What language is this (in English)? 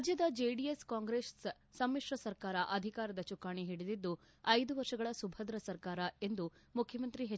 Kannada